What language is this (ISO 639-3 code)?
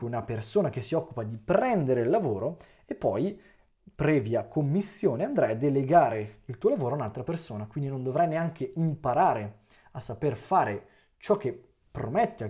ita